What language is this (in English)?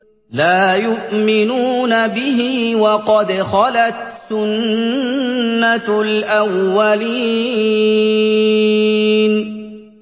Arabic